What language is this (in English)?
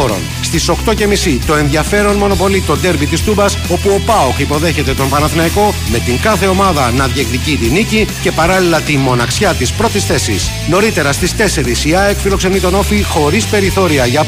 Greek